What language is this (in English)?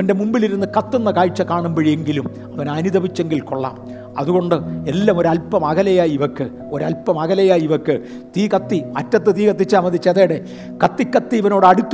Malayalam